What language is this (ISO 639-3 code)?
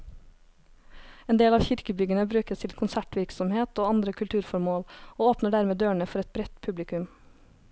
nor